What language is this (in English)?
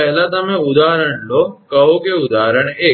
Gujarati